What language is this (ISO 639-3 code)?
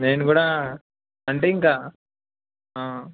tel